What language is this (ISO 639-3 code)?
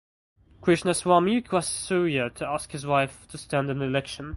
eng